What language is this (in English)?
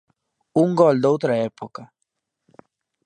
Galician